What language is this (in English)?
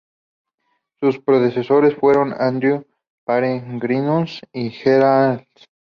Spanish